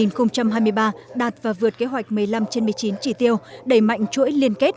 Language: Vietnamese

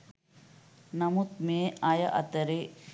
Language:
Sinhala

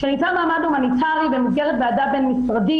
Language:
Hebrew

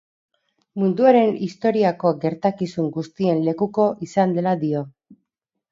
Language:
Basque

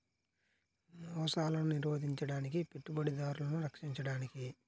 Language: Telugu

